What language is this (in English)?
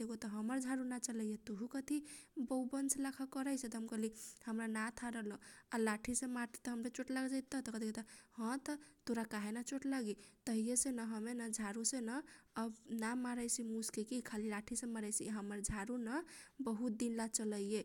Kochila Tharu